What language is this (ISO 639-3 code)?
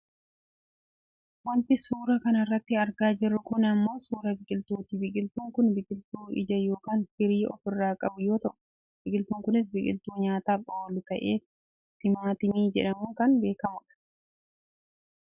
orm